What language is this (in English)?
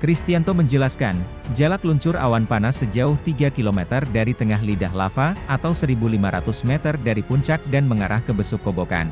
Indonesian